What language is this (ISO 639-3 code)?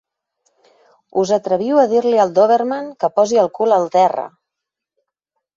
cat